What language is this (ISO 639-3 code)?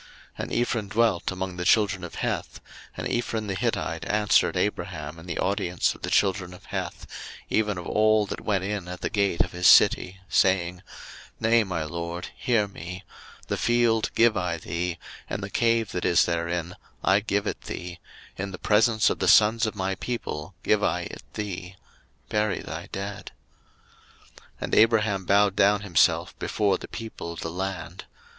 eng